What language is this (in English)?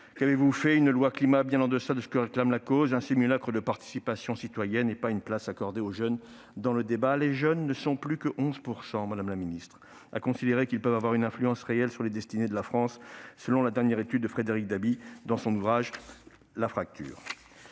French